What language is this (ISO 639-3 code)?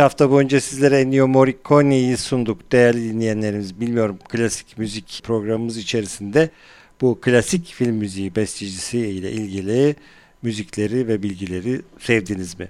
tur